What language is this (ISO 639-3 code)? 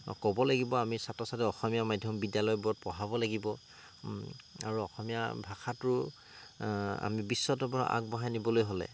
asm